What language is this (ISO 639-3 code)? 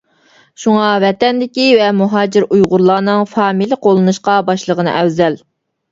uig